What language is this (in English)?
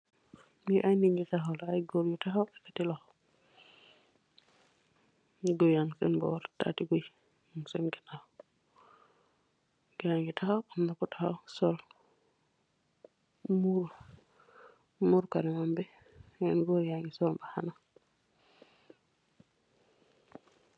Wolof